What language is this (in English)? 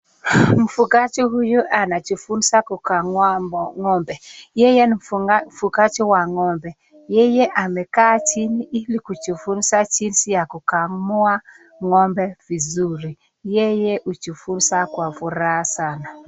Swahili